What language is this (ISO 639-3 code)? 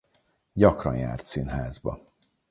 hun